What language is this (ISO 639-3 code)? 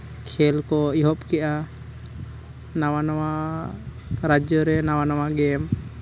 sat